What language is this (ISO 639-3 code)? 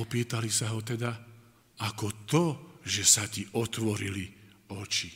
slk